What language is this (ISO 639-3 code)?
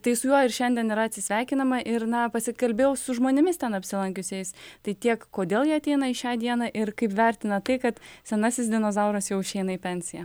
lit